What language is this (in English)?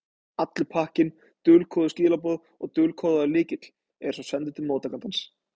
Icelandic